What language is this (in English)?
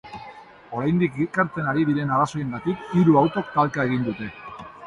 Basque